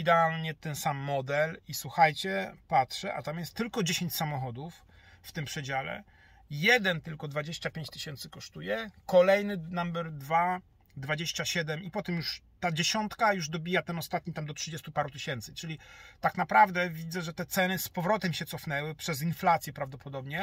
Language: Polish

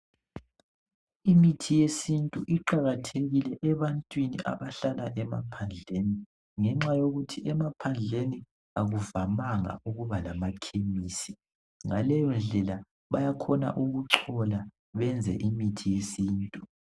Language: North Ndebele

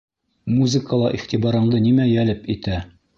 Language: Bashkir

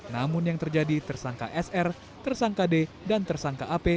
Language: Indonesian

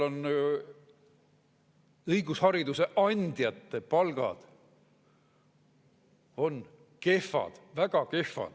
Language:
Estonian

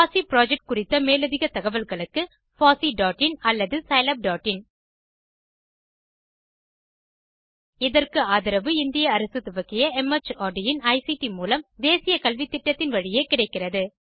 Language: Tamil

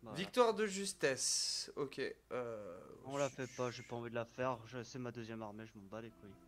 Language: French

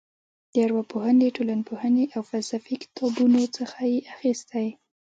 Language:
Pashto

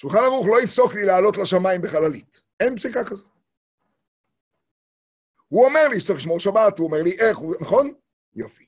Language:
Hebrew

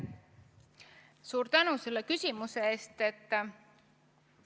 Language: Estonian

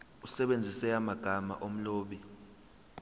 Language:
Zulu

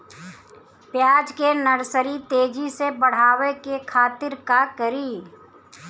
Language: Bhojpuri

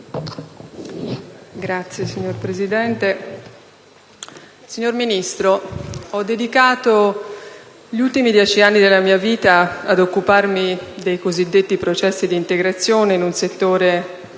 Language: Italian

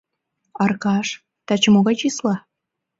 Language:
Mari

